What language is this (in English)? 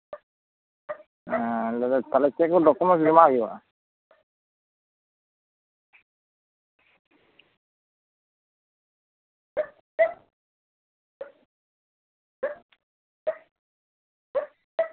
Santali